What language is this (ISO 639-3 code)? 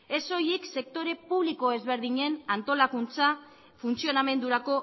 eus